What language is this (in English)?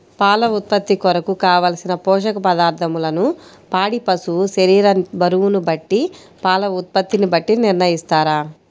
Telugu